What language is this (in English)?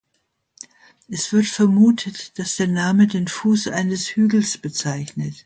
German